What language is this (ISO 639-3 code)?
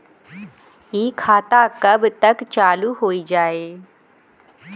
bho